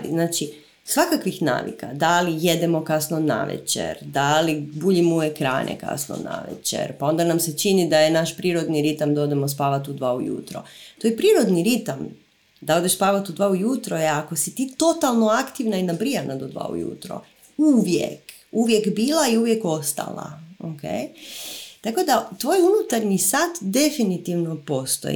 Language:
Croatian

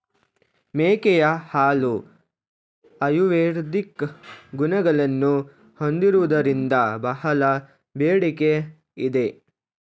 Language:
Kannada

